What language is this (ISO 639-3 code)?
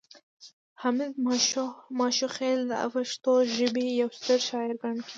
pus